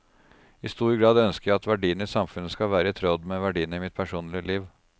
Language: Norwegian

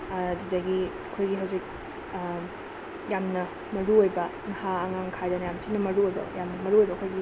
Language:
Manipuri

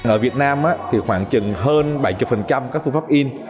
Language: Vietnamese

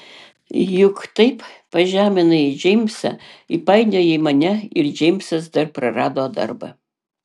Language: Lithuanian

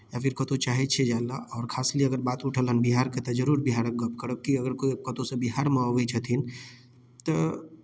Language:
Maithili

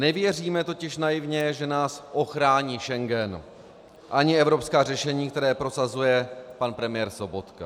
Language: Czech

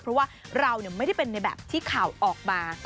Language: Thai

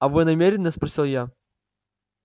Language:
Russian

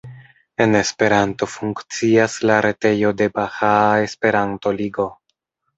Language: Esperanto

